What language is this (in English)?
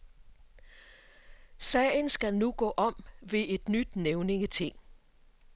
Danish